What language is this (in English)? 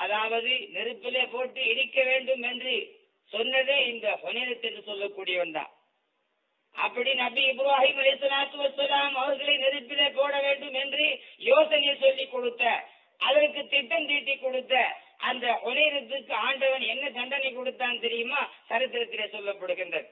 Tamil